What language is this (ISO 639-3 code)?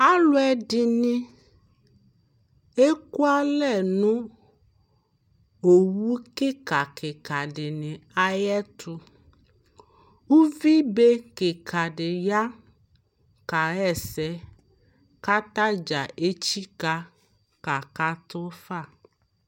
kpo